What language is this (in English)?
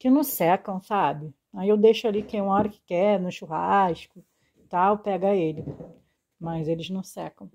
Portuguese